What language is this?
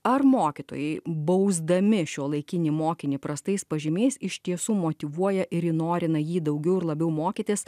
Lithuanian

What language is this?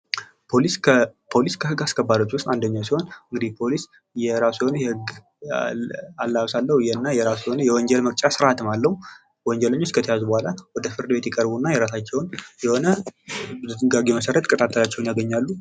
Amharic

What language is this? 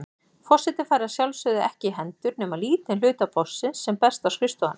Icelandic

